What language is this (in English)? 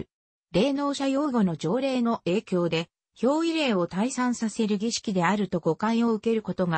Japanese